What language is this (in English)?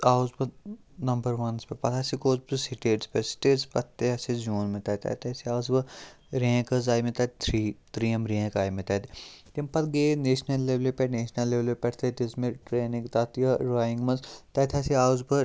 Kashmiri